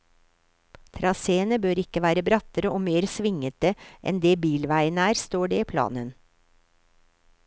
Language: Norwegian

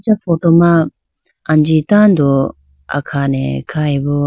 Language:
Idu-Mishmi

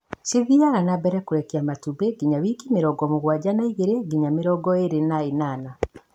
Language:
Kikuyu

